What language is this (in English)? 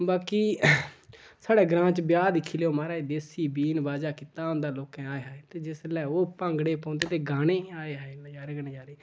Dogri